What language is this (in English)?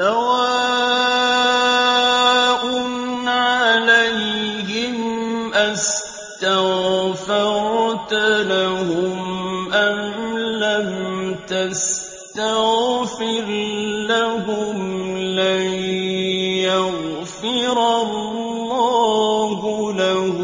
Arabic